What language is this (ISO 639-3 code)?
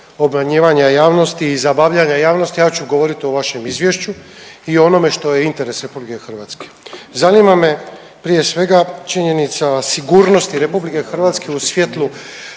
hrv